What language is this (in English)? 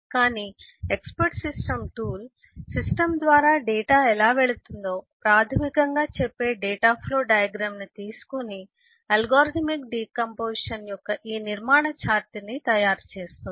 Telugu